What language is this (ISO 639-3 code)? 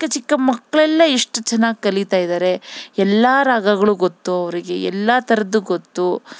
kan